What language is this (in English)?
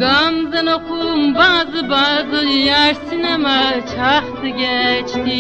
Turkish